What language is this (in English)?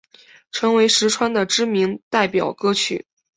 Chinese